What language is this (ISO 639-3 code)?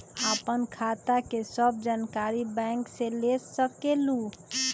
mag